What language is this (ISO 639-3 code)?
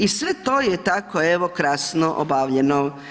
hrv